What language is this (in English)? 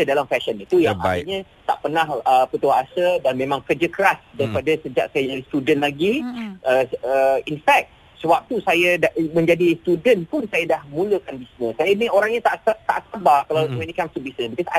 Malay